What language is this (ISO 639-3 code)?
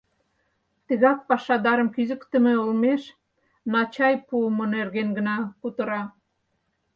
chm